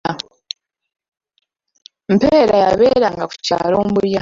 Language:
Ganda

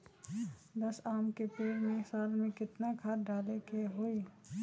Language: Magahi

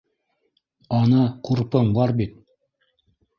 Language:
Bashkir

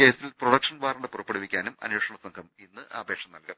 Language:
Malayalam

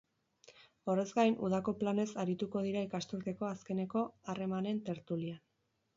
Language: Basque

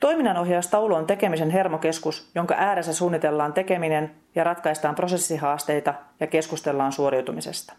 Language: Finnish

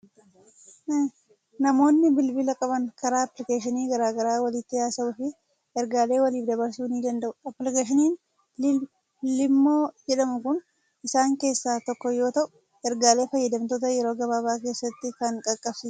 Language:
Oromo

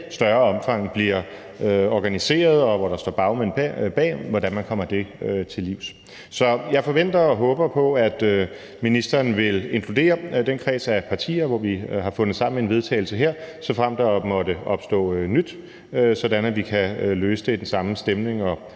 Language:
Danish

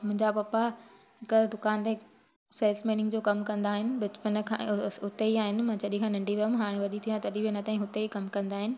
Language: Sindhi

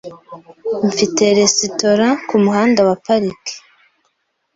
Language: Kinyarwanda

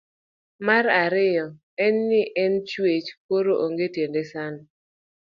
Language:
Luo (Kenya and Tanzania)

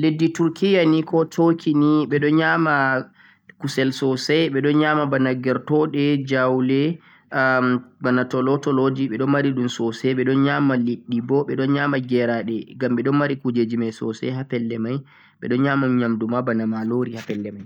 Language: Central-Eastern Niger Fulfulde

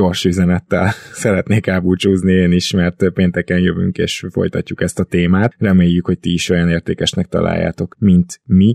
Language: Hungarian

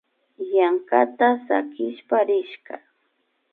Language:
Imbabura Highland Quichua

